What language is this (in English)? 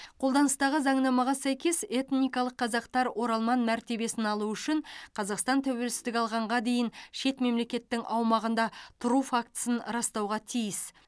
Kazakh